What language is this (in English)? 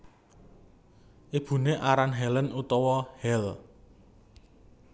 Javanese